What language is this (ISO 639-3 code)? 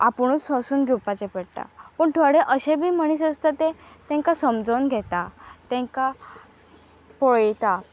kok